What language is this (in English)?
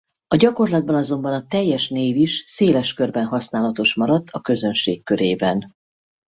Hungarian